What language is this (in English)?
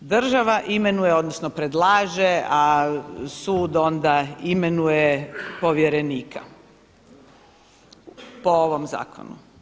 Croatian